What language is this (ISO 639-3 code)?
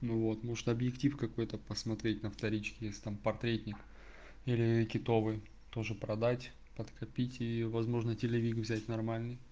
rus